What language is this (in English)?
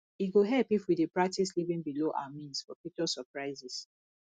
Nigerian Pidgin